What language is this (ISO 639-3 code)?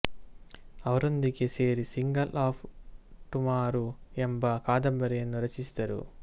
kan